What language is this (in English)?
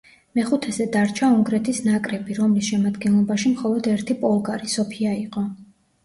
Georgian